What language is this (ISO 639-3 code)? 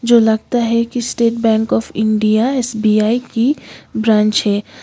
hin